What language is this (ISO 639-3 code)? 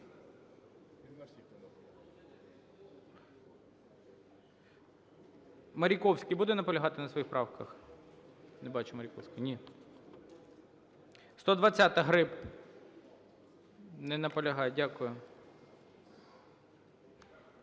ukr